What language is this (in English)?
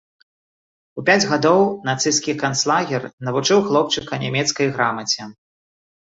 Belarusian